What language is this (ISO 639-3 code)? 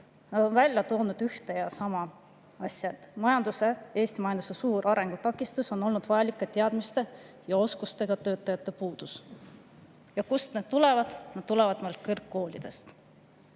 est